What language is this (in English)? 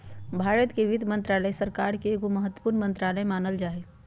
Magahi